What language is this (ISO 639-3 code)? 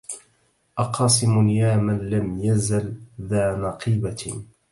ara